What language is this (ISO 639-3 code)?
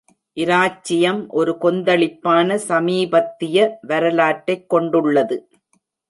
tam